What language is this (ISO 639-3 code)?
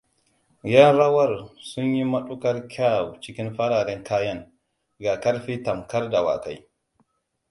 hau